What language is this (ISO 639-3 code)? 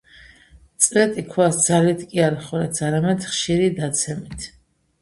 kat